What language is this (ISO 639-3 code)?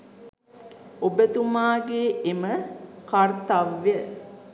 sin